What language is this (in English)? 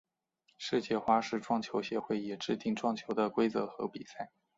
Chinese